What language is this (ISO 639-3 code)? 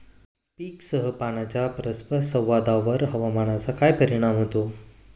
mar